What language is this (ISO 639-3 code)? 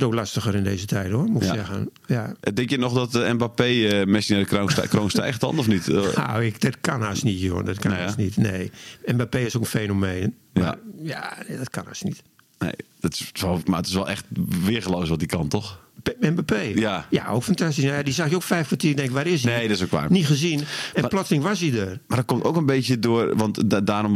nld